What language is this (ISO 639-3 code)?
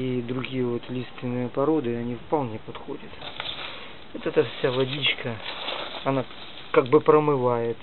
rus